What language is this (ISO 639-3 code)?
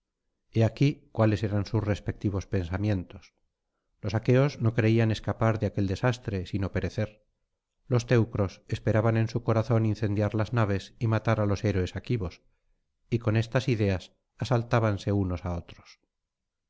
spa